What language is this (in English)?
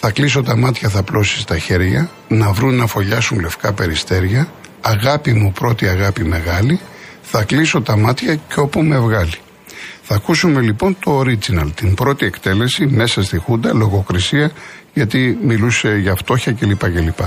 Greek